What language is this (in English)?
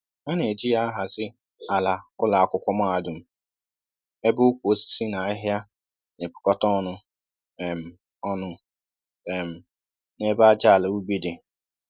Igbo